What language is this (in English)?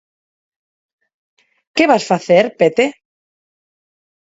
Galician